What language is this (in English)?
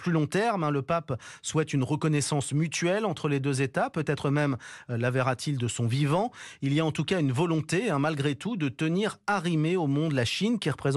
French